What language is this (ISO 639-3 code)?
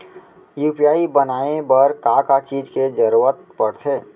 hne